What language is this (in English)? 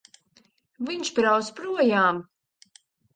Latvian